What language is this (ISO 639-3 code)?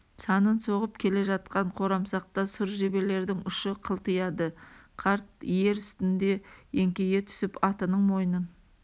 kaz